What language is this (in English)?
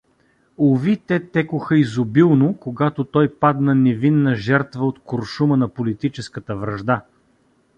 Bulgarian